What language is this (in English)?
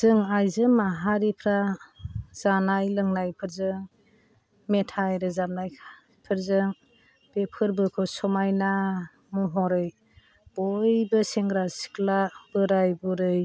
Bodo